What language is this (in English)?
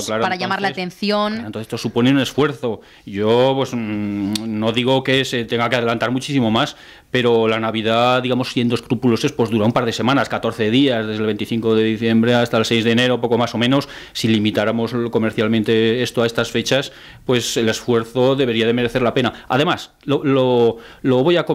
Spanish